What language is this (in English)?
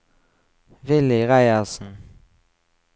Norwegian